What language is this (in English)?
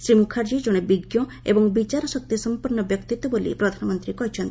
Odia